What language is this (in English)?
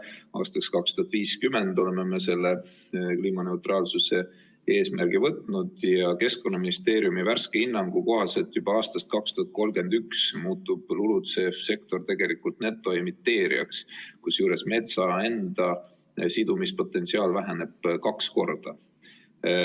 Estonian